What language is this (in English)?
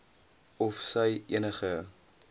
Afrikaans